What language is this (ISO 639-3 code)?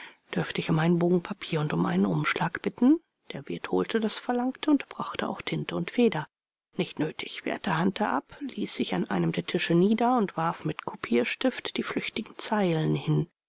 deu